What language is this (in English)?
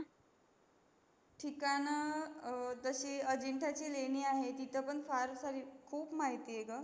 Marathi